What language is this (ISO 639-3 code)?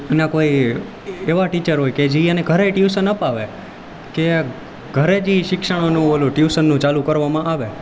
guj